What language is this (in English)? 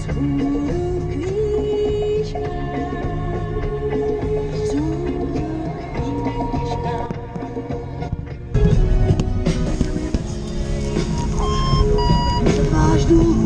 Romanian